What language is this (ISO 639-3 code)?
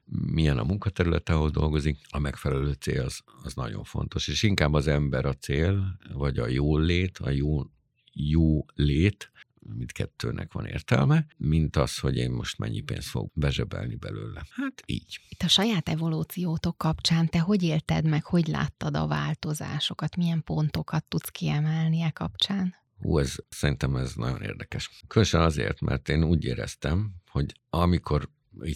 hun